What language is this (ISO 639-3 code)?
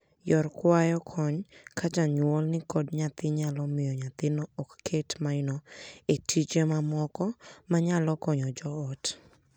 luo